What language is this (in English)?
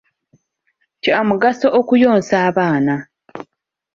Ganda